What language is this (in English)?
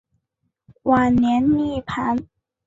Chinese